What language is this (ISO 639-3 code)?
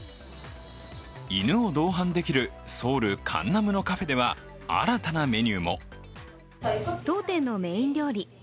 jpn